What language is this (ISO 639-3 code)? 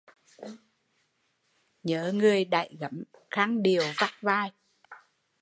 vie